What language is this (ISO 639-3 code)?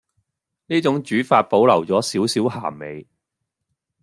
yue